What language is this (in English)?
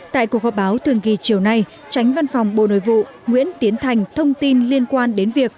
Vietnamese